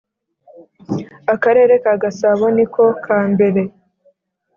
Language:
Kinyarwanda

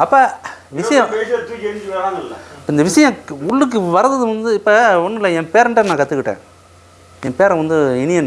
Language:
Indonesian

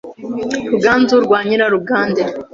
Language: Kinyarwanda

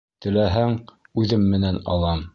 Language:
Bashkir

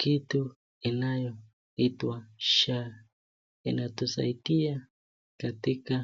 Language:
Swahili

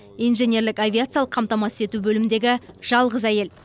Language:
Kazakh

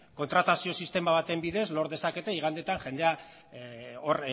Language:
Basque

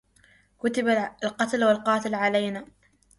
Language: Arabic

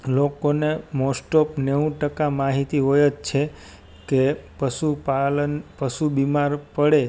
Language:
Gujarati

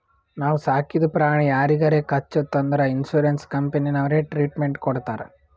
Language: Kannada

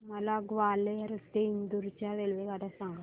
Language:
Marathi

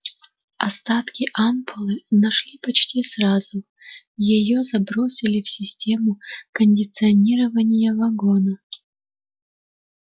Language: Russian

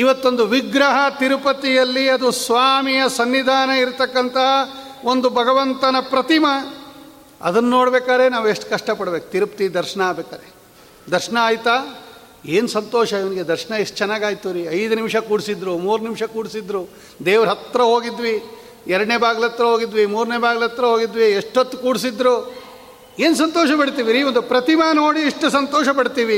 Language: Kannada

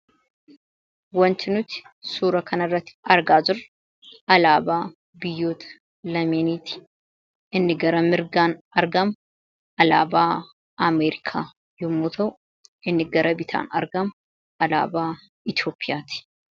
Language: Oromo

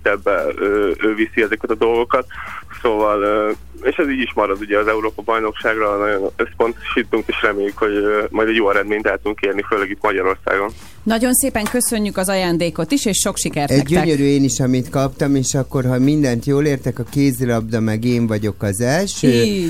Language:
Hungarian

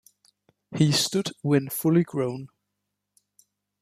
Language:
English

